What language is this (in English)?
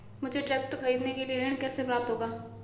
Hindi